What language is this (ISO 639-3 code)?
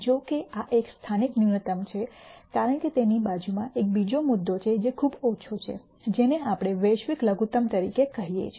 guj